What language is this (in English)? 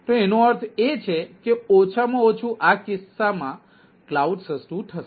Gujarati